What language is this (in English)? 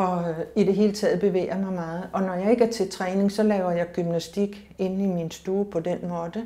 Danish